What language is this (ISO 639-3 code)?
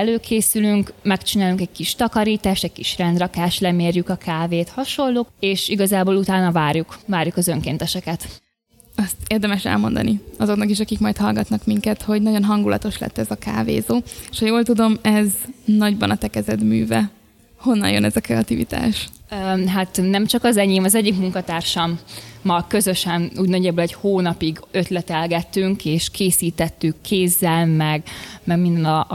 hun